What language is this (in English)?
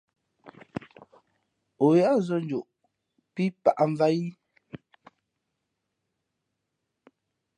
Fe'fe'